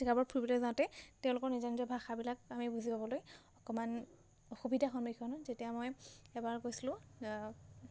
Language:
Assamese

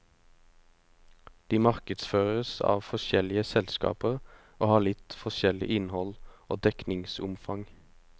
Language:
Norwegian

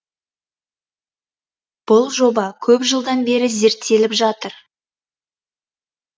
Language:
Kazakh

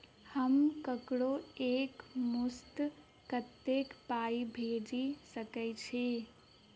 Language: Maithili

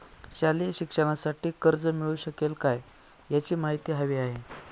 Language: Marathi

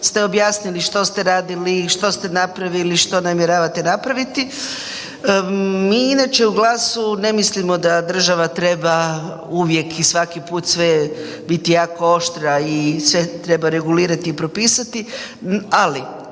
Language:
Croatian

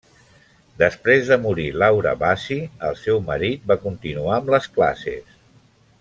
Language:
Catalan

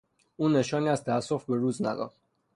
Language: Persian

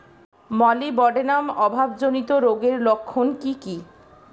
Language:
Bangla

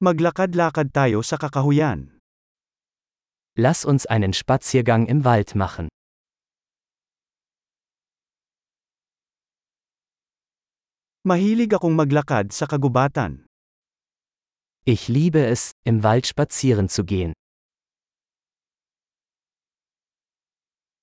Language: Filipino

